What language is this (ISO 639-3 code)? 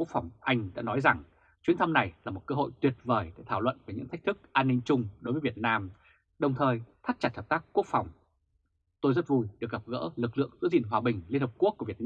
vie